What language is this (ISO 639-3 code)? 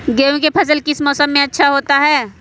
mag